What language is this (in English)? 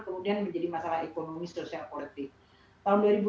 Indonesian